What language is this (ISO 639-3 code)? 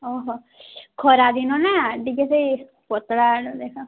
ori